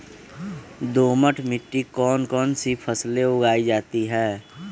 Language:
Magahi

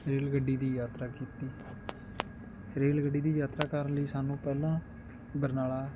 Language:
Punjabi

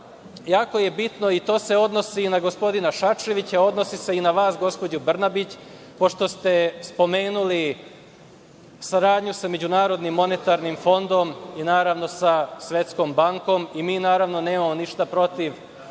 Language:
Serbian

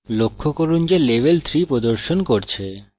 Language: Bangla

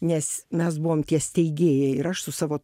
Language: Lithuanian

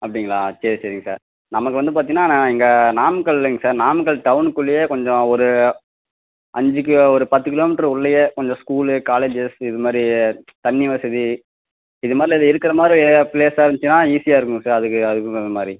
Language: Tamil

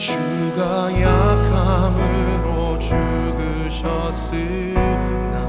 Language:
Korean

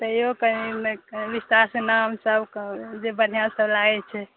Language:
Maithili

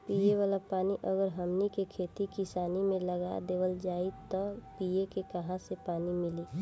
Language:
Bhojpuri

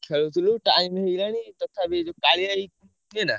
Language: Odia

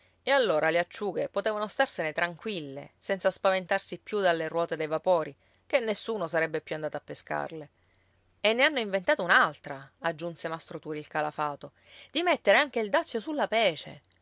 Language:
Italian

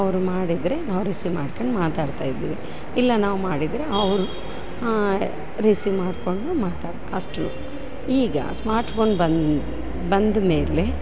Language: Kannada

